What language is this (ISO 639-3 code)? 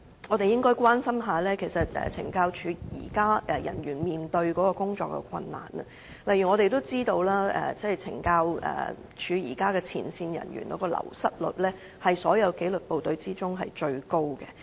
yue